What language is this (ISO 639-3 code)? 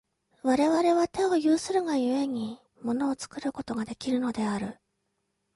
jpn